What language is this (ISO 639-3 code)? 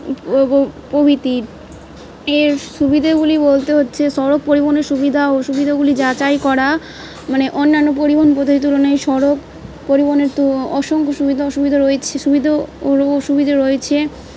ben